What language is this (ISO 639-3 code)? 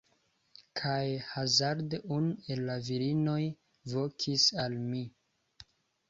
epo